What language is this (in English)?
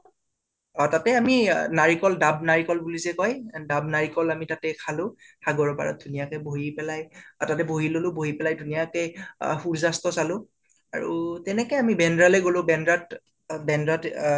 Assamese